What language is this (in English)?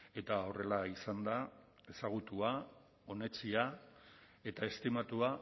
Basque